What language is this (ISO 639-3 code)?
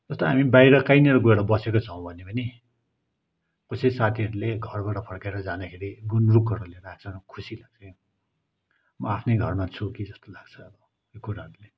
nep